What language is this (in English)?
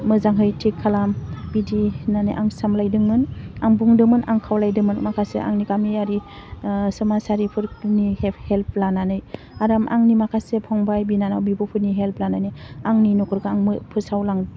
Bodo